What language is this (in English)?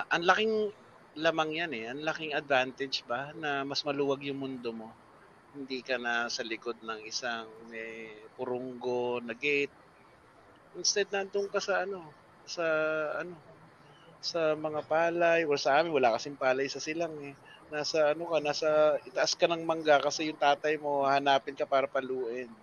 Filipino